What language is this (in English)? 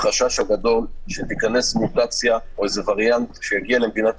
Hebrew